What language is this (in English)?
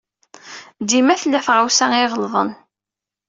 Kabyle